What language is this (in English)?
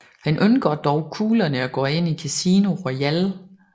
Danish